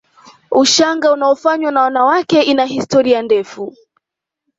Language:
Swahili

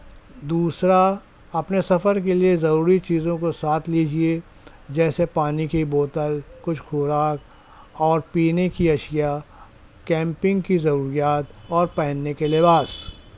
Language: Urdu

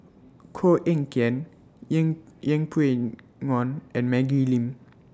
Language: English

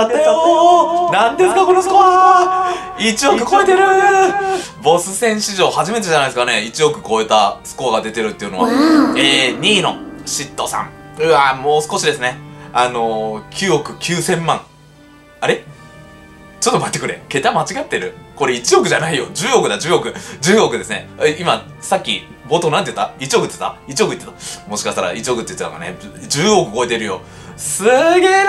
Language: Japanese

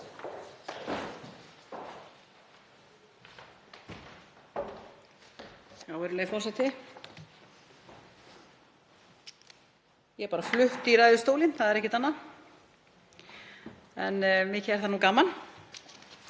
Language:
Icelandic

